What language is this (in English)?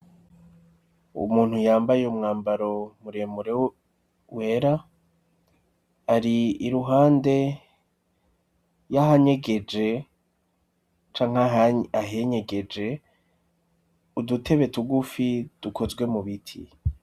Rundi